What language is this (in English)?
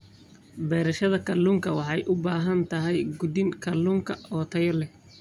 Somali